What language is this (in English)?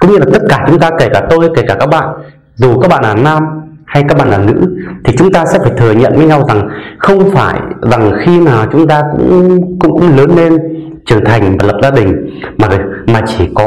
Vietnamese